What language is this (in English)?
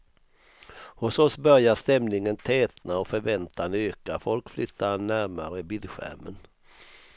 Swedish